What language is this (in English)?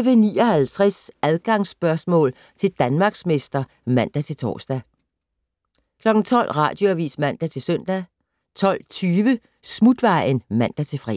Danish